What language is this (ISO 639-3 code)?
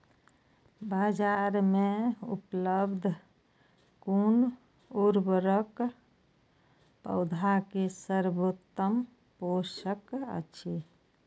mai